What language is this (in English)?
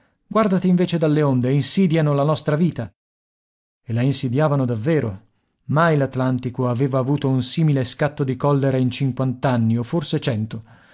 Italian